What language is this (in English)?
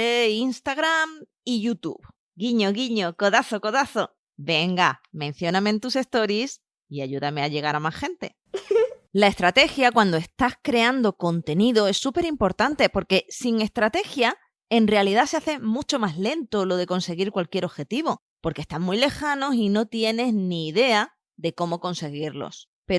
Spanish